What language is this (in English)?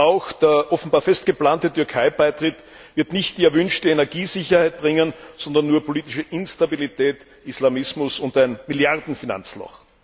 German